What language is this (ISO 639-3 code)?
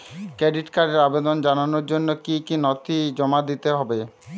ben